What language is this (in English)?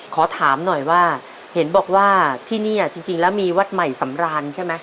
Thai